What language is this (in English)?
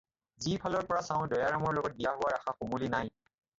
Assamese